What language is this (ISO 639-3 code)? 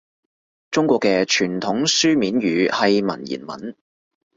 yue